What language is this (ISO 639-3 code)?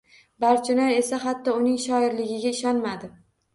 uzb